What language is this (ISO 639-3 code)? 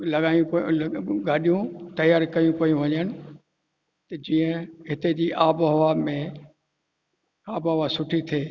snd